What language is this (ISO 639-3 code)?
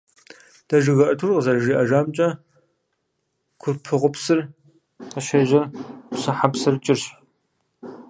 kbd